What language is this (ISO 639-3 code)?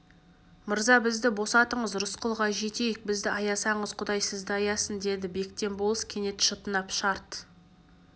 kaz